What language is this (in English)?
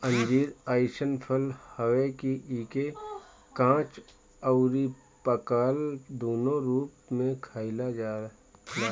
Bhojpuri